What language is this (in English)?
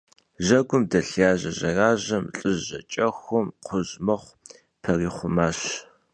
Kabardian